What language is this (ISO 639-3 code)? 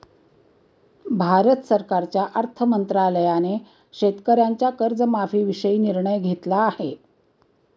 mar